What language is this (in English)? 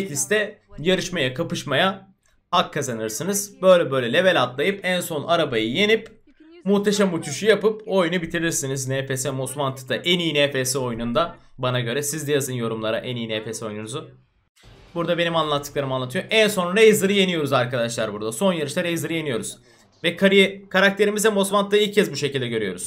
Turkish